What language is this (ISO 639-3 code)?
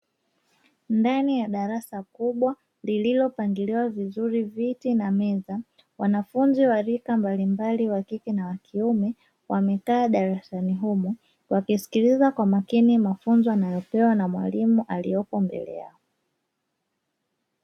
swa